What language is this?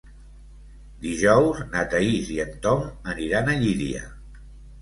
Catalan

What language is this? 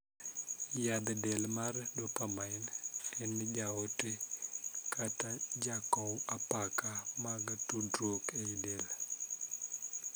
Luo (Kenya and Tanzania)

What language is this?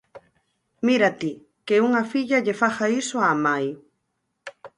Galician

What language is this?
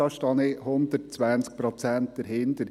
Swiss German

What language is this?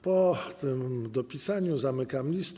Polish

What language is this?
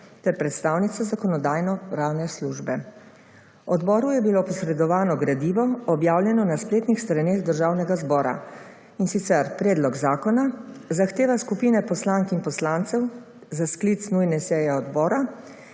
Slovenian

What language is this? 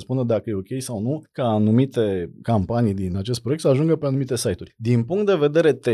Romanian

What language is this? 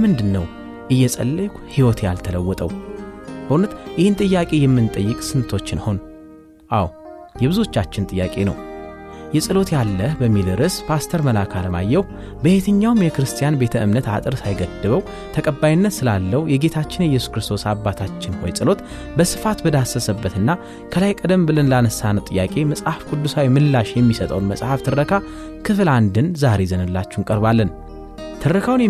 Amharic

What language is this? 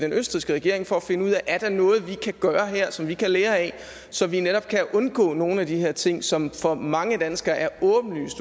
Danish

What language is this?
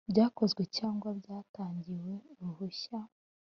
Kinyarwanda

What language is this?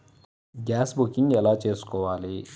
Telugu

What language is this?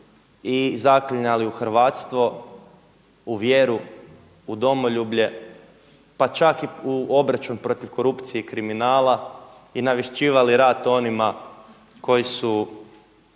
Croatian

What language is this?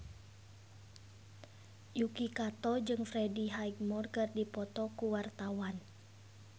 Sundanese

